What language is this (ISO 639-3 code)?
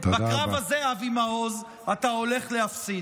heb